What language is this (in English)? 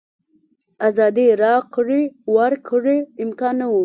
Pashto